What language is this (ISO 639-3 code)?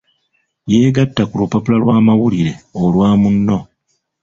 lug